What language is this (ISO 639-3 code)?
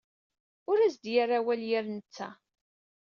kab